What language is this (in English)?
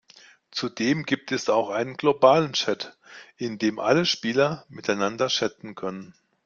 German